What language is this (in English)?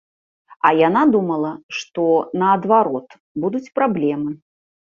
Belarusian